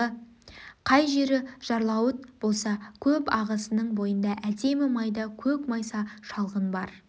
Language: Kazakh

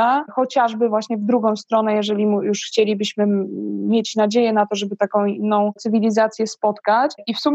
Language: Polish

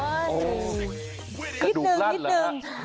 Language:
Thai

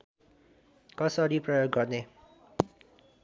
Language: Nepali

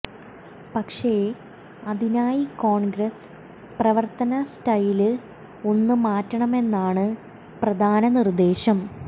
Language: Malayalam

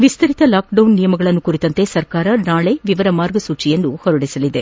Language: Kannada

